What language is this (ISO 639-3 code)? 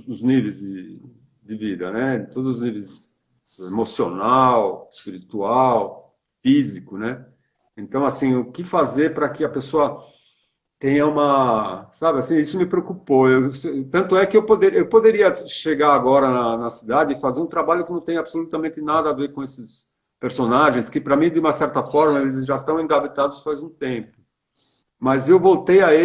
por